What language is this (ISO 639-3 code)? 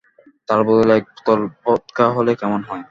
ben